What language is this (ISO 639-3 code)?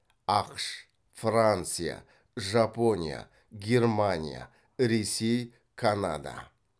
kaz